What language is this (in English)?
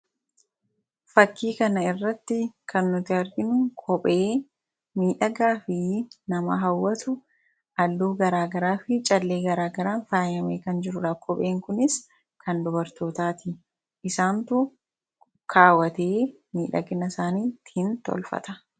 Oromo